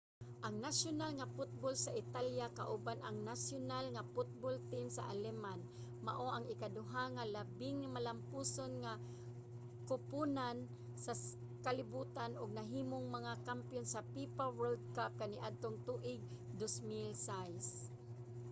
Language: Cebuano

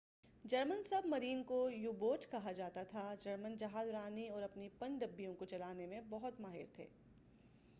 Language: Urdu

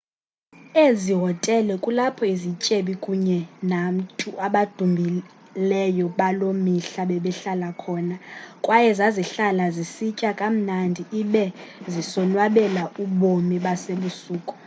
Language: Xhosa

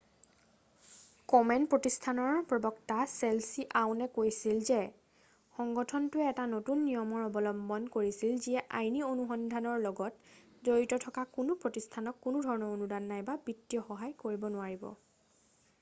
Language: Assamese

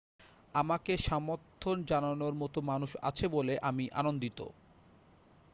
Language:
Bangla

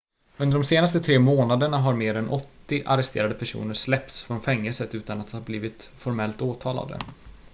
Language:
Swedish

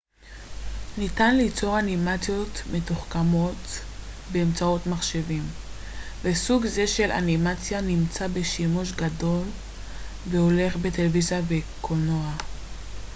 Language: Hebrew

